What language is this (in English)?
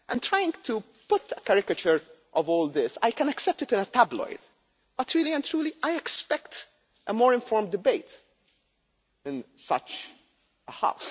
English